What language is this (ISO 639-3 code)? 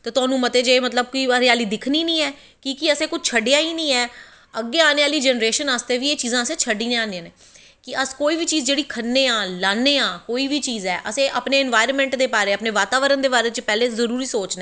doi